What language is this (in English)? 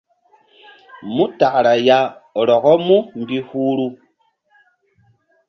Mbum